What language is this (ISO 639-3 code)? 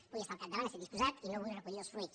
cat